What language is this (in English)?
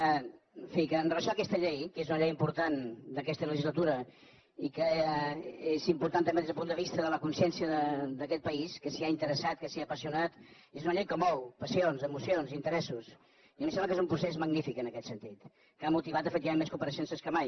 Catalan